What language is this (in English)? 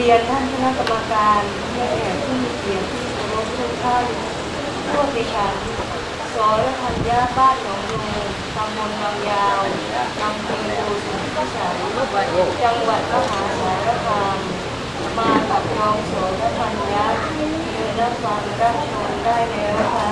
Thai